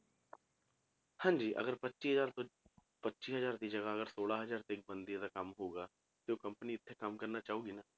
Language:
Punjabi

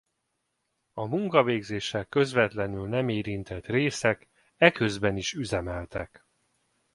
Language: Hungarian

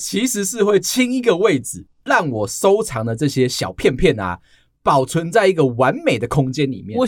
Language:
Chinese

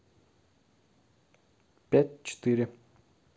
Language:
Russian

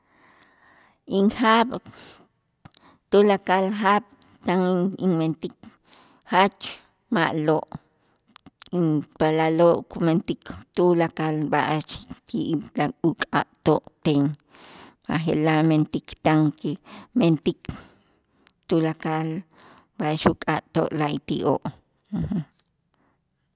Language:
Itzá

